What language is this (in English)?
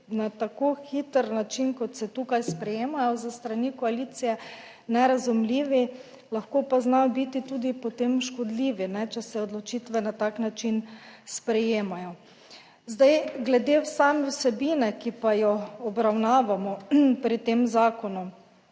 Slovenian